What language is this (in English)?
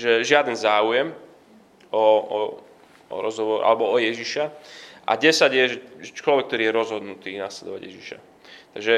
Slovak